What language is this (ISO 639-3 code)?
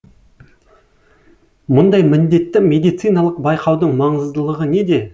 kaz